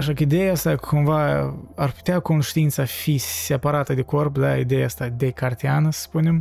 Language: Romanian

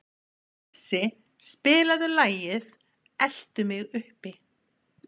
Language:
Icelandic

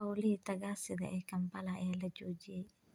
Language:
Somali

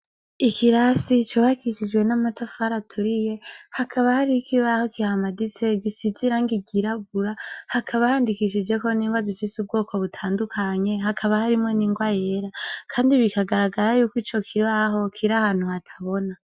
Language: Rundi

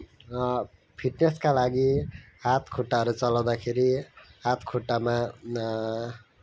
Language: Nepali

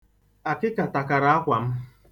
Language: Igbo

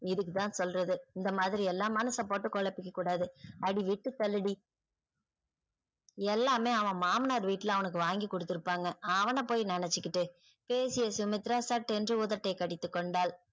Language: Tamil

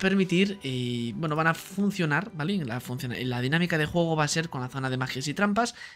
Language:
Spanish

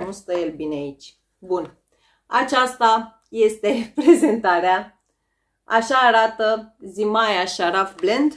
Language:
Romanian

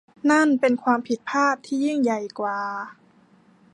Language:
Thai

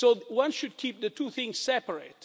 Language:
English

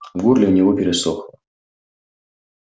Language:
Russian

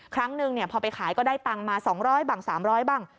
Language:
Thai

